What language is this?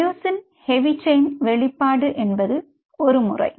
Tamil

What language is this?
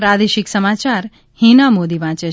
Gujarati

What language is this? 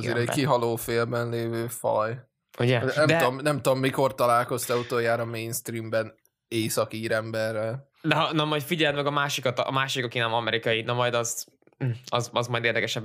Hungarian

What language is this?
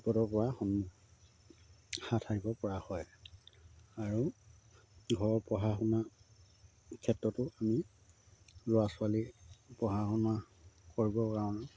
Assamese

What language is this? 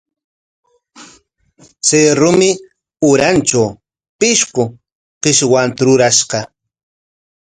Corongo Ancash Quechua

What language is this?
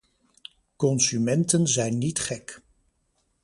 Dutch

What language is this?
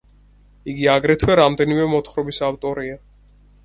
Georgian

